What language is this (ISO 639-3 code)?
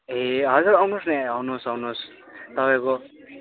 nep